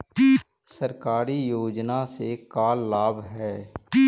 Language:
Magahi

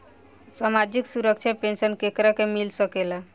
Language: Bhojpuri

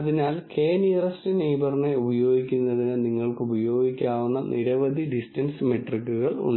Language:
Malayalam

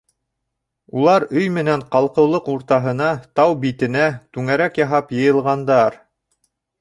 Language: Bashkir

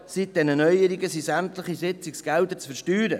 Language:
Swiss German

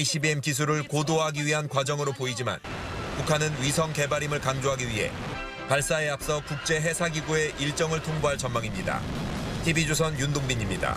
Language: Korean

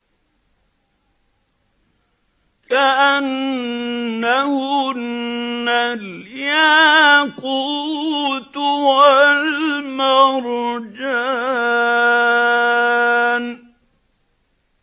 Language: Arabic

